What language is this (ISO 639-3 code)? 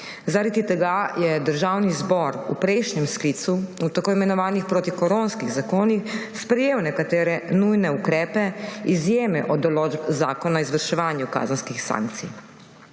slv